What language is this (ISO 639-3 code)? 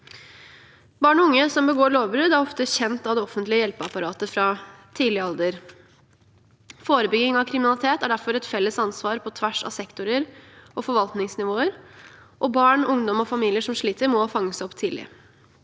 nor